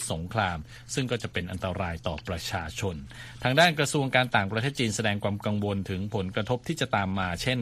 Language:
Thai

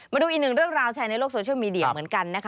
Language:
Thai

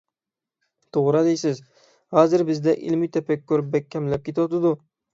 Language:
Uyghur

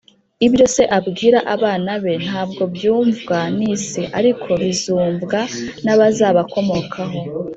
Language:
Kinyarwanda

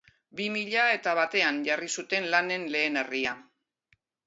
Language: Basque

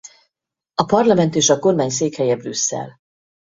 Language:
Hungarian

